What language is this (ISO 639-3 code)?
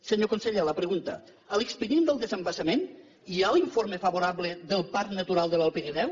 cat